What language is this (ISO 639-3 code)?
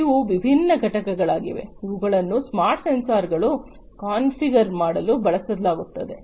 kan